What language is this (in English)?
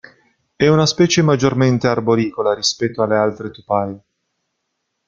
Italian